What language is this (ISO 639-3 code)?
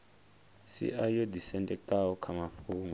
ven